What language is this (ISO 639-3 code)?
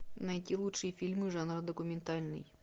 rus